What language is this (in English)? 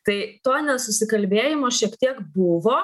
Lithuanian